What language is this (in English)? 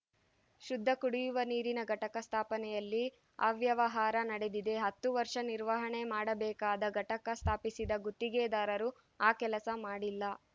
Kannada